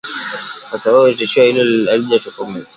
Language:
Swahili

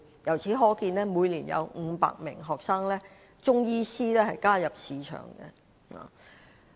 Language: Cantonese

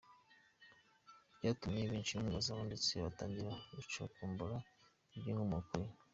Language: Kinyarwanda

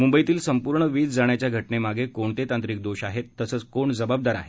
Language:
Marathi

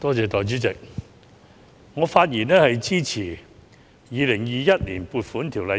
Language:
Cantonese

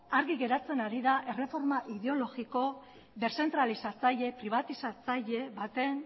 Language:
Basque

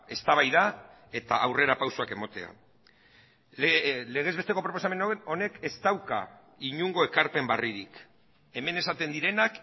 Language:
Basque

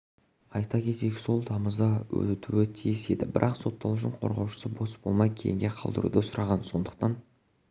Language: Kazakh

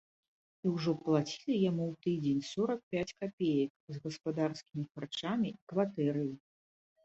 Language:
Belarusian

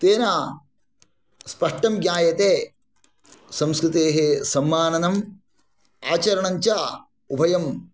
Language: Sanskrit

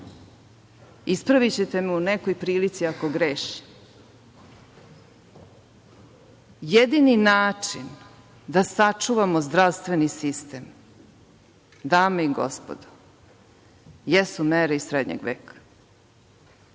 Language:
Serbian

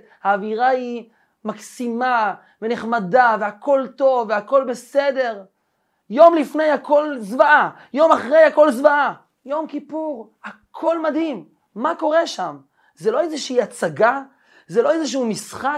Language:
Hebrew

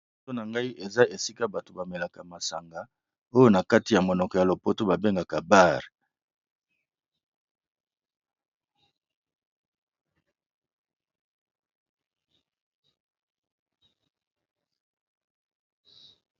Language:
Lingala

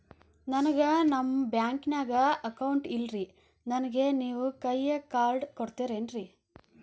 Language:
Kannada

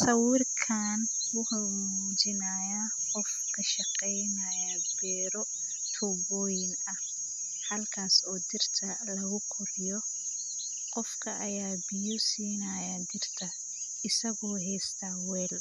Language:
Somali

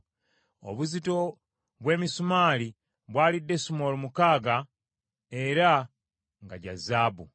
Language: Ganda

